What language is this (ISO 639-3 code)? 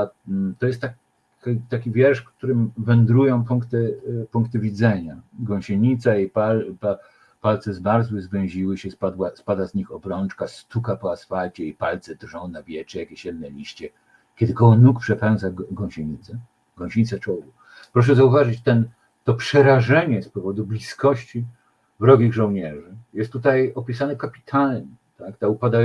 pol